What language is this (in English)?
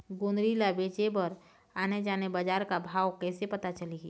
Chhattisgarhi